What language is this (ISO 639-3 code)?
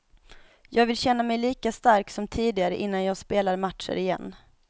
swe